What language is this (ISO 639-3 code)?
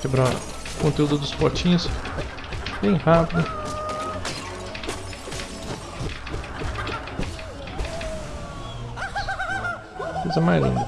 por